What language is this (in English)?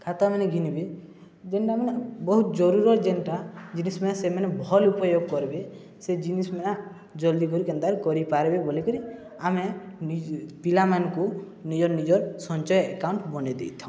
Odia